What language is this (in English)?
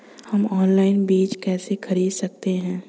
Hindi